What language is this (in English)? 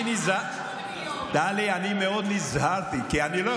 Hebrew